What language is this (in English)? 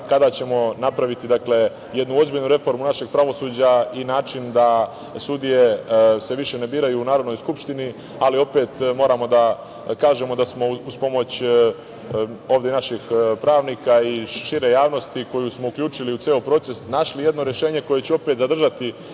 Serbian